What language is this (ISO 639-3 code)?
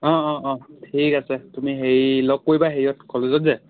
asm